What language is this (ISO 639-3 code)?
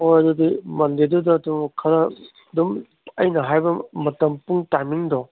mni